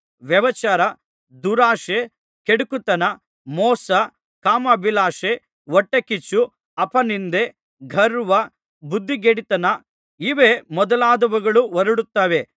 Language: Kannada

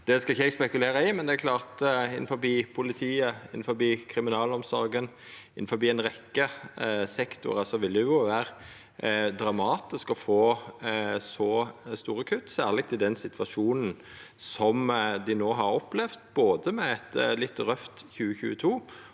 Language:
Norwegian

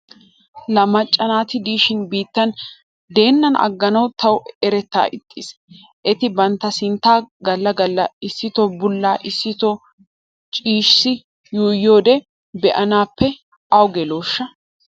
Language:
Wolaytta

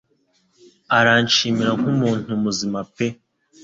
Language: Kinyarwanda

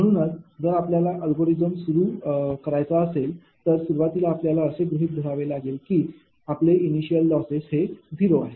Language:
Marathi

